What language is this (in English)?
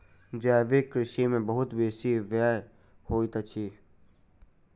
Maithili